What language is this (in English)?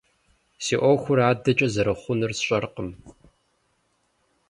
Kabardian